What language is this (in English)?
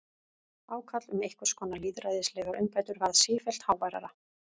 Icelandic